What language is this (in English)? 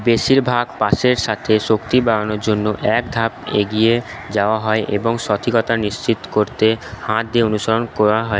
Bangla